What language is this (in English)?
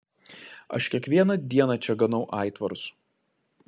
Lithuanian